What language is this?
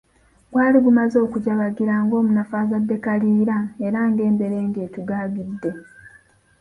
Ganda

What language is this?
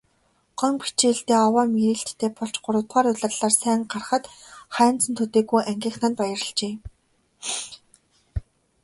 Mongolian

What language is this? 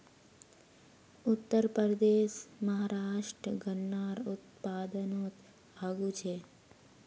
Magahi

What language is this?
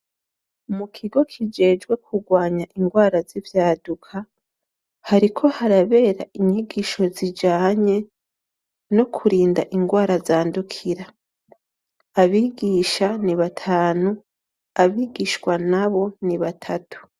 Rundi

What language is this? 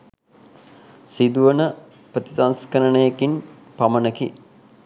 Sinhala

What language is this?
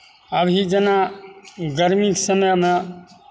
Maithili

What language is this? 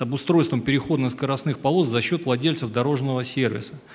Russian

